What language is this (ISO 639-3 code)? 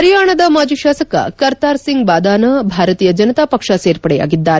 kan